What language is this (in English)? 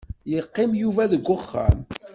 Kabyle